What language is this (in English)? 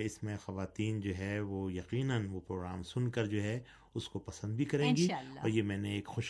Urdu